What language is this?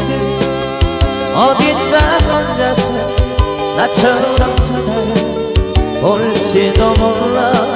Korean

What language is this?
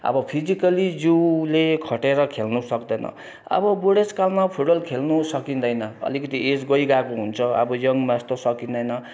Nepali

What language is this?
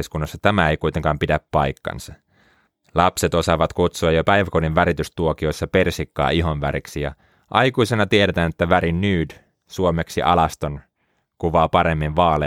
Finnish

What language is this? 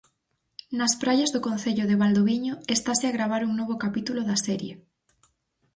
Galician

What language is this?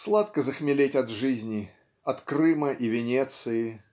Russian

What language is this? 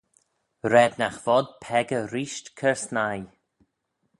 Manx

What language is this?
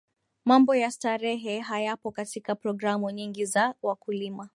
Swahili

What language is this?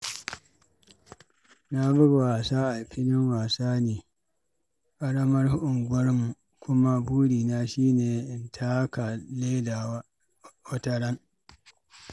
Hausa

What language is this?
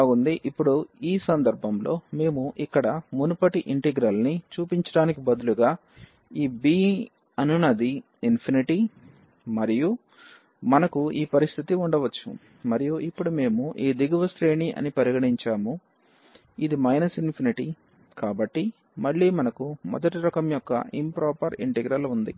Telugu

